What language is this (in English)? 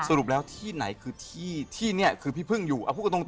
Thai